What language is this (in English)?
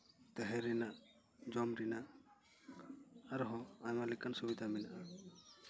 Santali